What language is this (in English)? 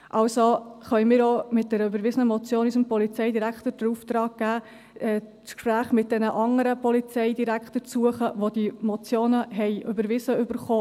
Swiss German